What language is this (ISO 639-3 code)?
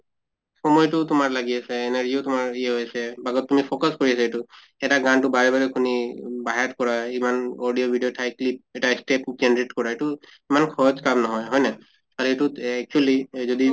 asm